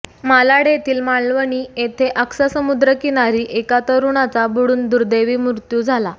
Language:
Marathi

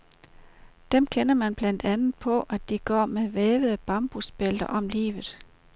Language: Danish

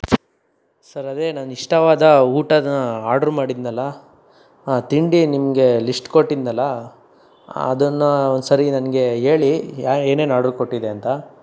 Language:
Kannada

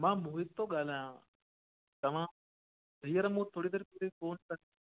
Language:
Sindhi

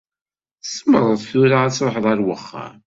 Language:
Kabyle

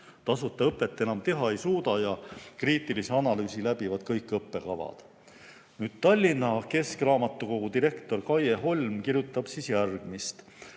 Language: Estonian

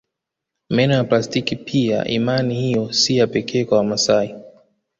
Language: Swahili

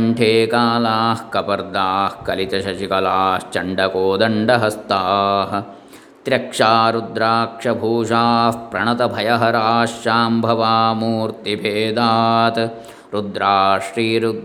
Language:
Kannada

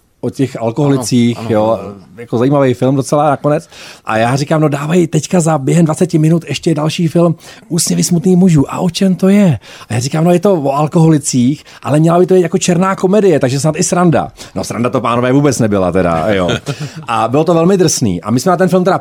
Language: Czech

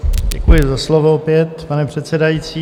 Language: Czech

